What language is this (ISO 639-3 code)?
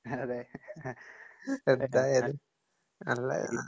mal